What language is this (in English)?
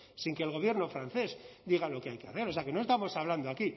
Spanish